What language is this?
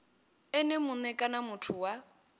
Venda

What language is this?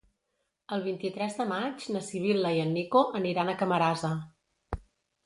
Catalan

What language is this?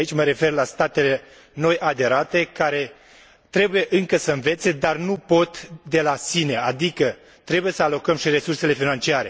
Romanian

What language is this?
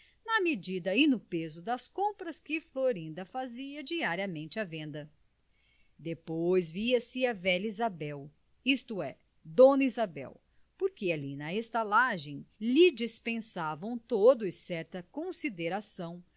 Portuguese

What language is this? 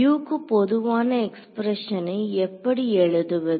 Tamil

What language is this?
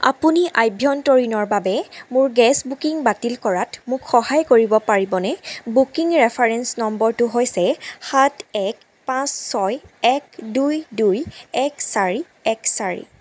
Assamese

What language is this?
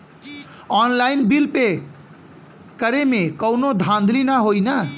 Bhojpuri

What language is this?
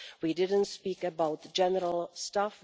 English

